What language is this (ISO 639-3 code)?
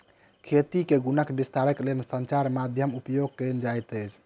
mai